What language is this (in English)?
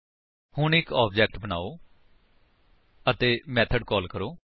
Punjabi